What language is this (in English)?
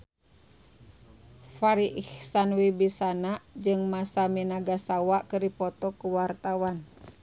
Sundanese